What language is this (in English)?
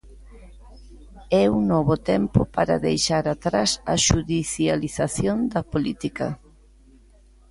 Galician